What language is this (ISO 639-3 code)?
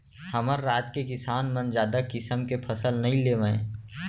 hne